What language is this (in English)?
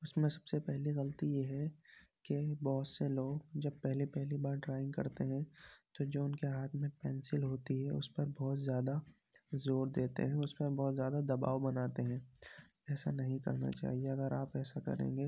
Urdu